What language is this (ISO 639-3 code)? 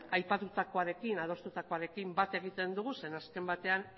eus